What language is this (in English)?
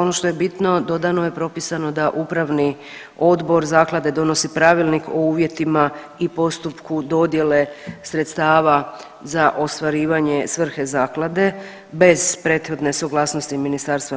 Croatian